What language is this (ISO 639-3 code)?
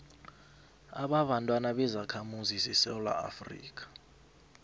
nbl